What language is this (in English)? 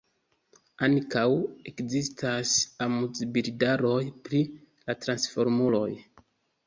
Esperanto